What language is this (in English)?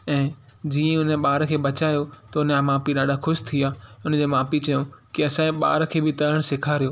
Sindhi